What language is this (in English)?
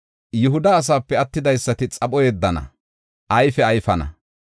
Gofa